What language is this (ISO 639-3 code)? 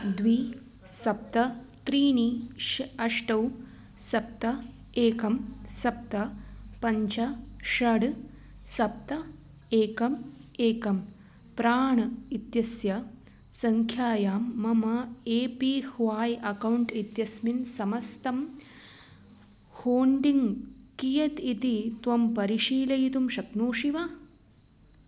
san